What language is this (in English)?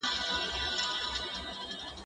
Pashto